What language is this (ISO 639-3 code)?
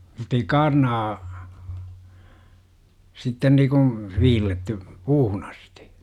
fin